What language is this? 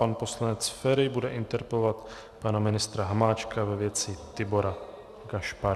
Czech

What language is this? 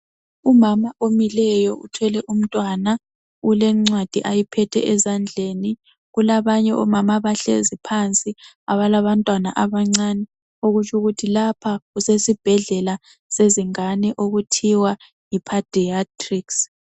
North Ndebele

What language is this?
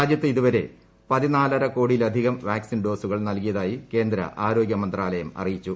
Malayalam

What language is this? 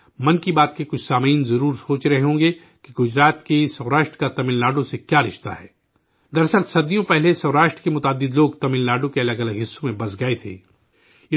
Urdu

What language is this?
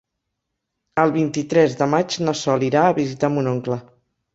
Catalan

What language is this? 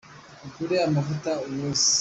Kinyarwanda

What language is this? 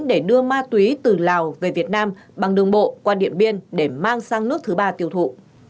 Vietnamese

